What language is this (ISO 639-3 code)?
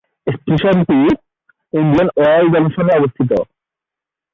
ben